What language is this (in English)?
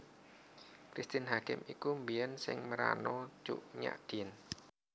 Javanese